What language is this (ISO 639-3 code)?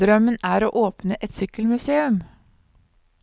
nor